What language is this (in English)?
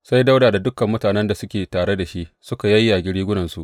Hausa